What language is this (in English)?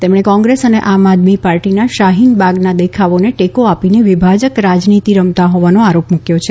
Gujarati